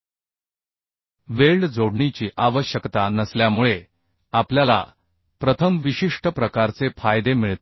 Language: Marathi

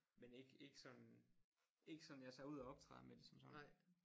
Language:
Danish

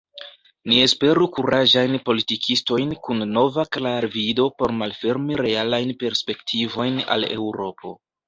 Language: Esperanto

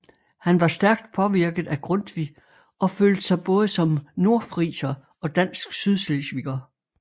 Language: Danish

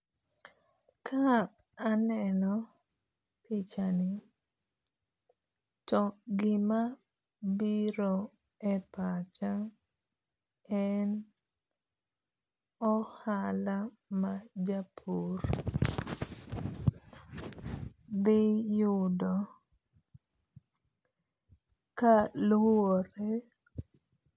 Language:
Luo (Kenya and Tanzania)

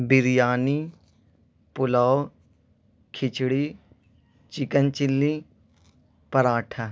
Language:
Urdu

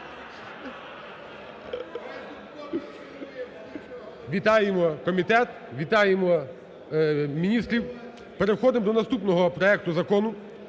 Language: Ukrainian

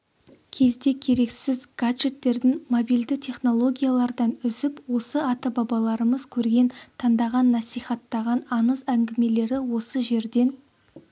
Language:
Kazakh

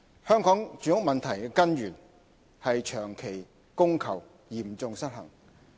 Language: Cantonese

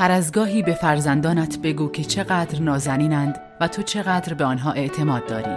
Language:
Persian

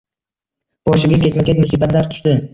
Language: Uzbek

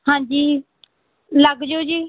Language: Punjabi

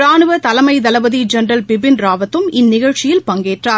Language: Tamil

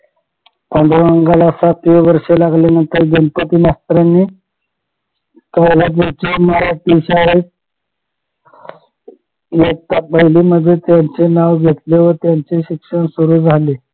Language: Marathi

